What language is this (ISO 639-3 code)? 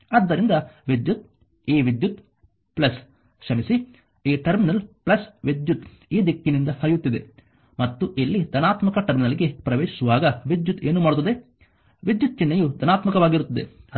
kan